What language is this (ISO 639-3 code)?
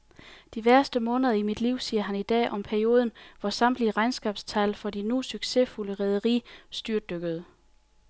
dan